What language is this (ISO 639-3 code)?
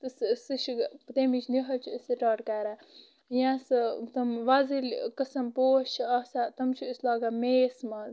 kas